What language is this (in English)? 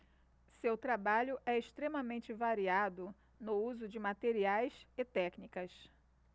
Portuguese